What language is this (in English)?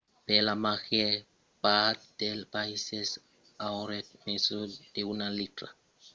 Occitan